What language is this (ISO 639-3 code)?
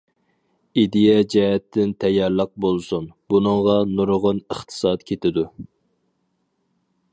uig